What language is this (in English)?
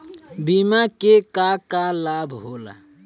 Bhojpuri